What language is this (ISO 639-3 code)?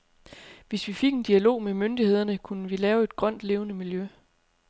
dan